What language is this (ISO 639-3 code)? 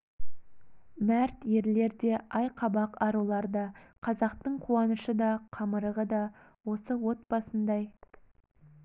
kaz